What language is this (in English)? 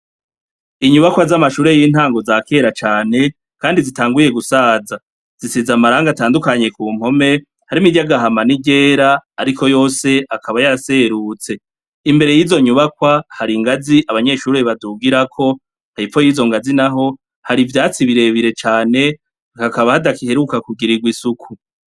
Rundi